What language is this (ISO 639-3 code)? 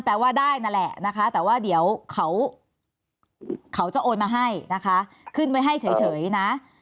tha